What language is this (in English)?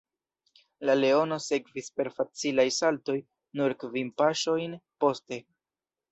Esperanto